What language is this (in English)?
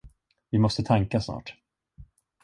Swedish